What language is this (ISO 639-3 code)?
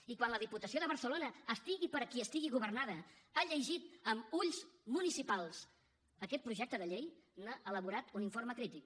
cat